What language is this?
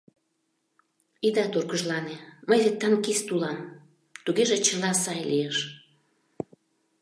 Mari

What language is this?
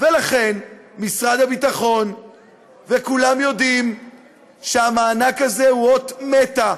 Hebrew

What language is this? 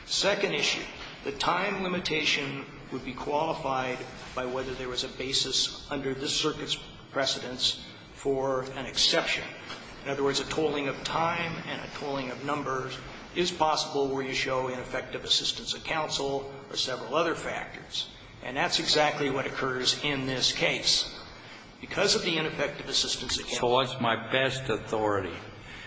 English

